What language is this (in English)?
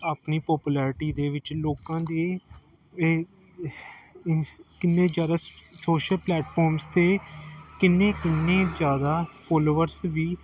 Punjabi